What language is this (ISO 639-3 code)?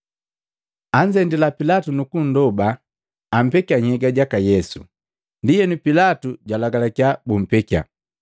mgv